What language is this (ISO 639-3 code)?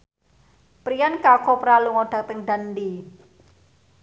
jav